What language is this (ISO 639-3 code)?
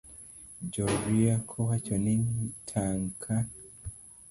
luo